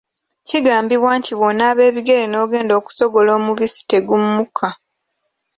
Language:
Ganda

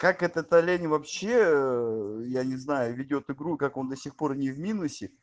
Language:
Russian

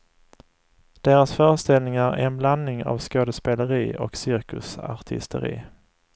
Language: Swedish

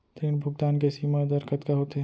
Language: Chhattisgarhi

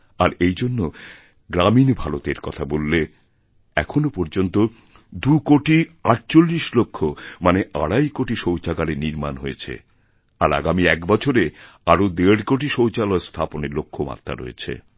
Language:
Bangla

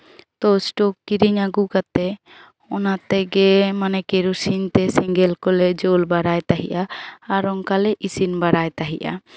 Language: Santali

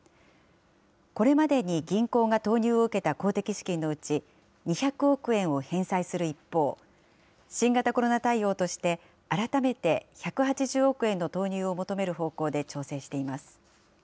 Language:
Japanese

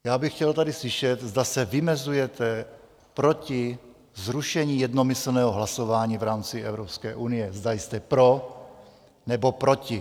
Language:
Czech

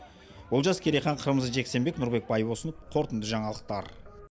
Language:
Kazakh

